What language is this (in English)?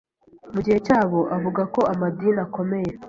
Kinyarwanda